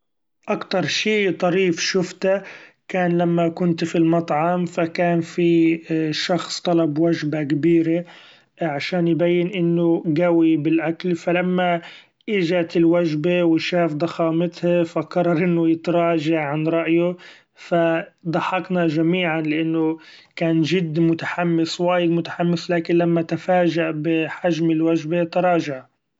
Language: Gulf Arabic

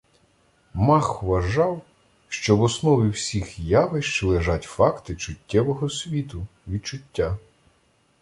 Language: Ukrainian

